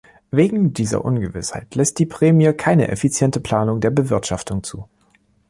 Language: German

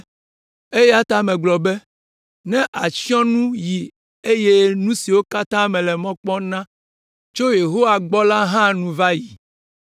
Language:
Ewe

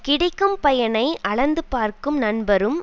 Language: Tamil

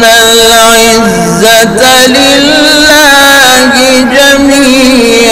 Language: Arabic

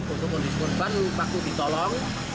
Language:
Indonesian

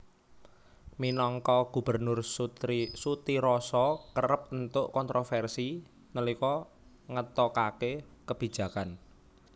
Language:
Javanese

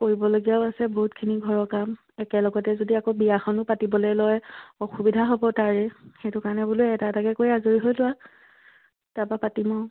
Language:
Assamese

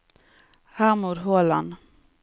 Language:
Norwegian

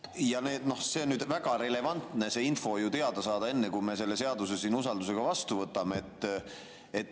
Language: Estonian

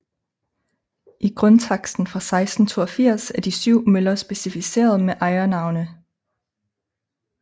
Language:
Danish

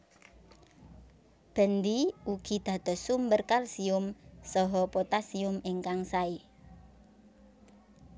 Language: Javanese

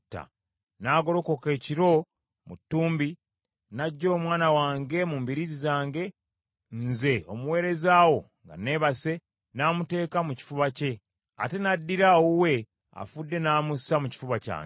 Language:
Ganda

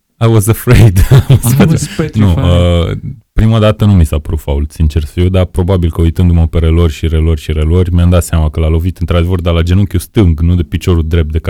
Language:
Romanian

